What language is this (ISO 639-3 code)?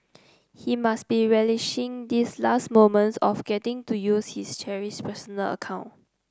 eng